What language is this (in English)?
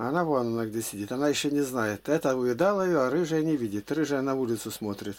Russian